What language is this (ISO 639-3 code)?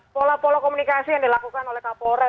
ind